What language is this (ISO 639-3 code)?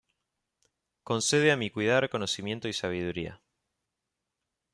spa